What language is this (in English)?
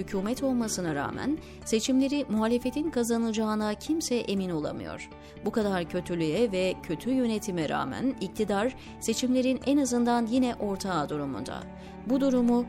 Turkish